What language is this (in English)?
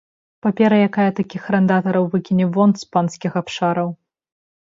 Belarusian